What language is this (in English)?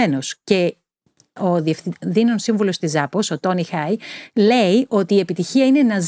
Greek